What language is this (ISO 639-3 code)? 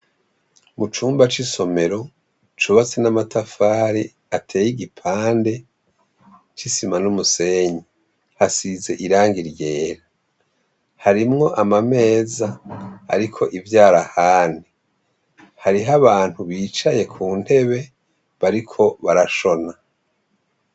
run